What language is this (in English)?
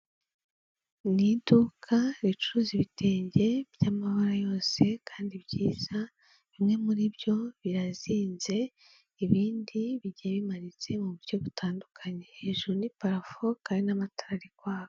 Kinyarwanda